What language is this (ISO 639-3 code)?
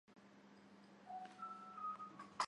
zho